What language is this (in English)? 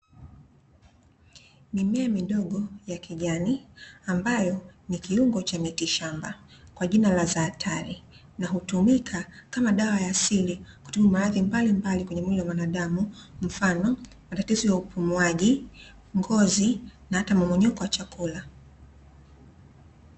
Swahili